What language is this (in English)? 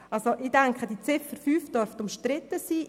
Swiss German